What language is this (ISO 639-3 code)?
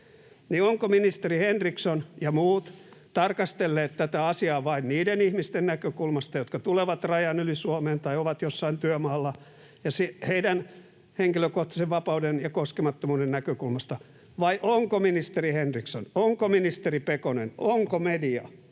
fin